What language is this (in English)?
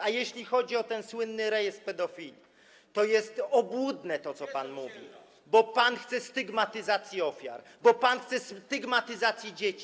Polish